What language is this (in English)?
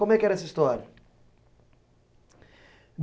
Portuguese